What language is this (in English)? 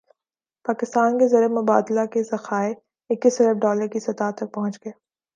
Urdu